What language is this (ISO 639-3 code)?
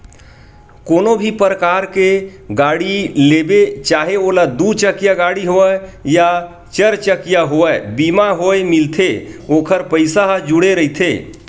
hne